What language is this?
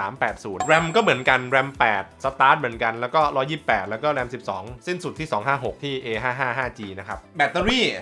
Thai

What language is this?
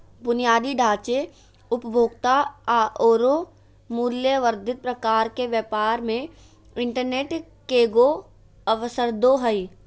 Magahi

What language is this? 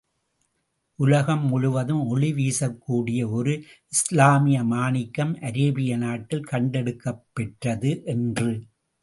Tamil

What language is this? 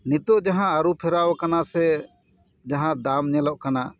Santali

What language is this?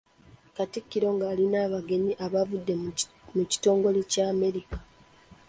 Ganda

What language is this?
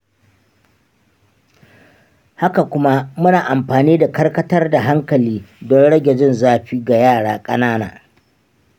Hausa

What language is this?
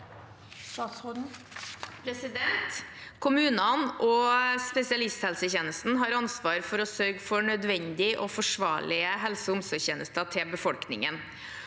Norwegian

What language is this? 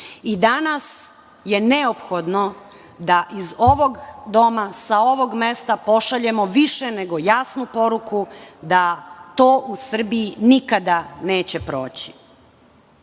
Serbian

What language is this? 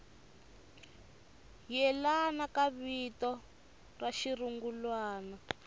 Tsonga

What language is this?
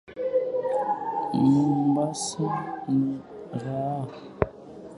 Swahili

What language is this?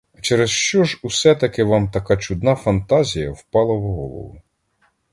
Ukrainian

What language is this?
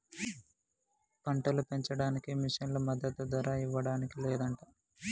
Telugu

